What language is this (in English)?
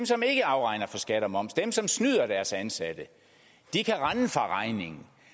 Danish